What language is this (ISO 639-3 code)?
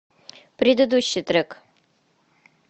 rus